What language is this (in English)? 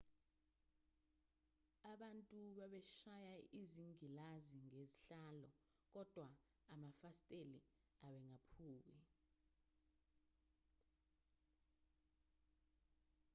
Zulu